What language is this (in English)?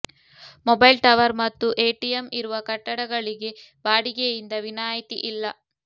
Kannada